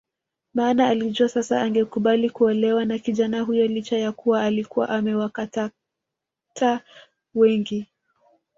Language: Swahili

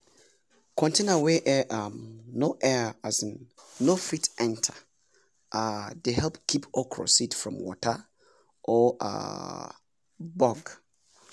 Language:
Nigerian Pidgin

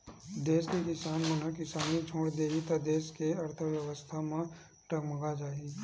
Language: Chhattisgarhi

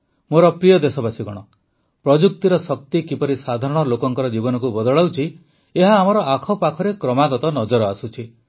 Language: Odia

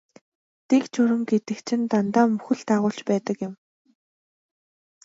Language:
Mongolian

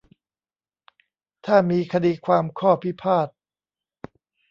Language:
Thai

